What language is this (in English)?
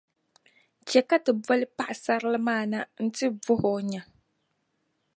Dagbani